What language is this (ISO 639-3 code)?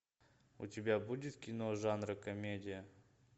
rus